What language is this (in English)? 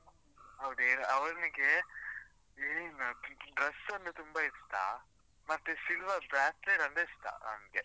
Kannada